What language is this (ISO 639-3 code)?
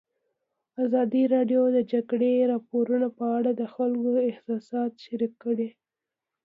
pus